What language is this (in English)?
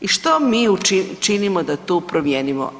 Croatian